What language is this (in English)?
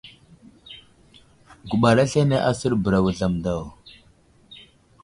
Wuzlam